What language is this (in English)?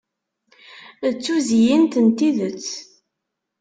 Kabyle